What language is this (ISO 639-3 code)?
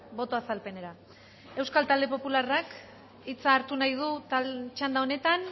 eus